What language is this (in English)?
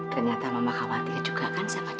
Indonesian